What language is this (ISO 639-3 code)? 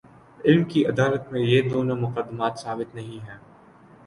urd